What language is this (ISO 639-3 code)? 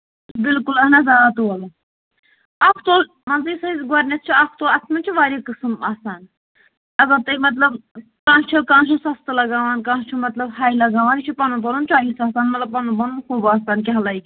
kas